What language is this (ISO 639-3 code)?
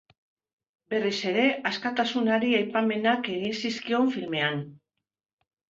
eus